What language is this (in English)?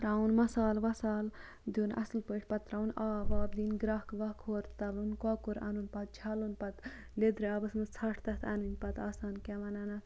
Kashmiri